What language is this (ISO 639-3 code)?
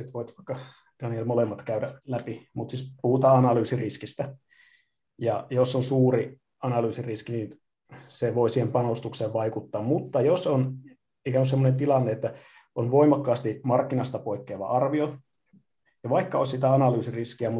fin